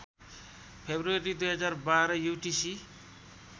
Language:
Nepali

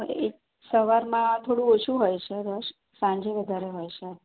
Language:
Gujarati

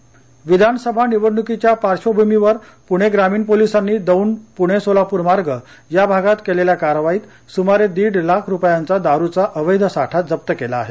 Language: Marathi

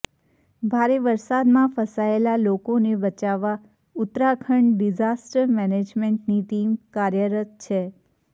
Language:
Gujarati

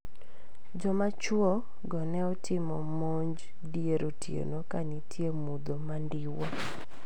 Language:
Luo (Kenya and Tanzania)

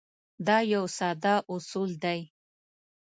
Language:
Pashto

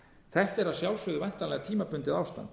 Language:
Icelandic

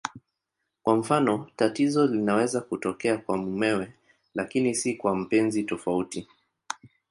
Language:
Swahili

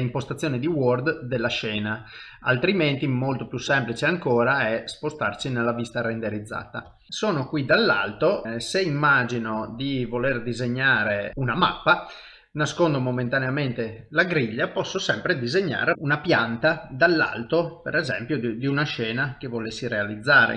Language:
Italian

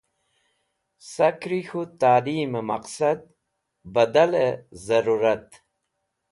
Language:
Wakhi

